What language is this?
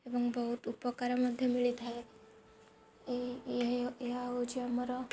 Odia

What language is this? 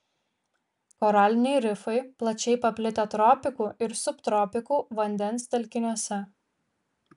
Lithuanian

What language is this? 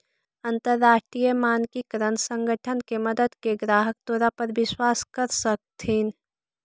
Magahi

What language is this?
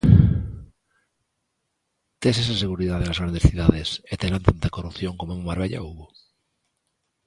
Galician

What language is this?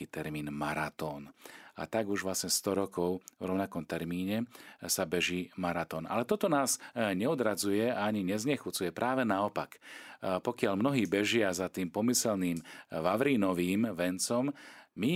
Slovak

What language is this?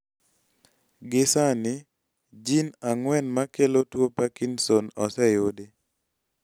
Luo (Kenya and Tanzania)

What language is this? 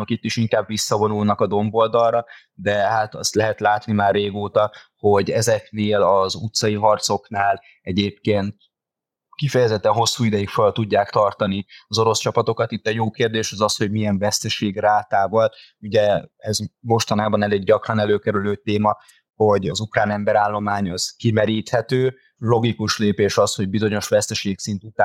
Hungarian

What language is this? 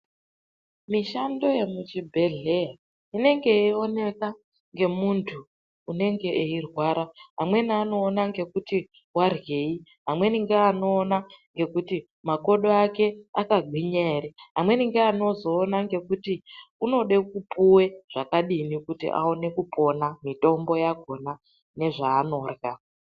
Ndau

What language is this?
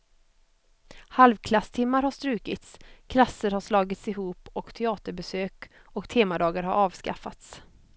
Swedish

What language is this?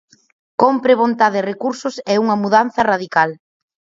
Galician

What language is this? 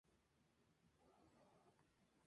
Spanish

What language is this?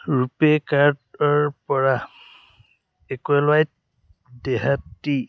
Assamese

